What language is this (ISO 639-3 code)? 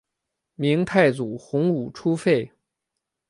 zho